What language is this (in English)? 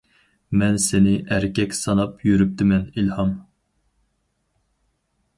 Uyghur